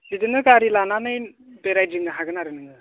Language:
Bodo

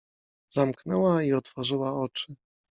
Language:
Polish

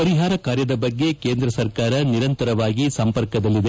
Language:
Kannada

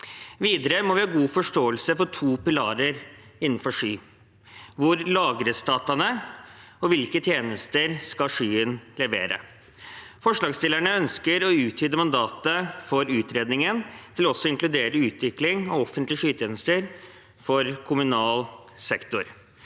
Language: Norwegian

